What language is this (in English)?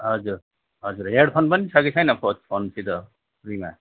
Nepali